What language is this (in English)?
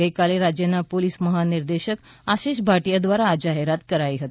Gujarati